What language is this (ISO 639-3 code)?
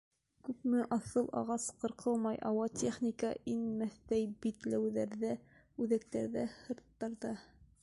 bak